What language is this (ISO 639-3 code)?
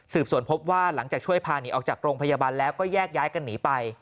tha